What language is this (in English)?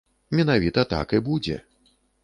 Belarusian